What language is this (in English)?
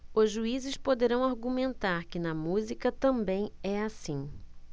Portuguese